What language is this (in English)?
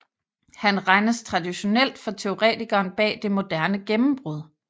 Danish